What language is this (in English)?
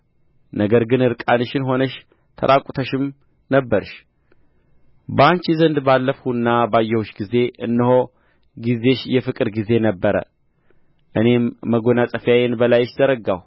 Amharic